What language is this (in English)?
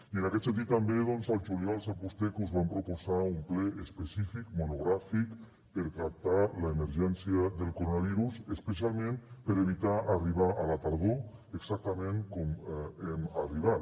Catalan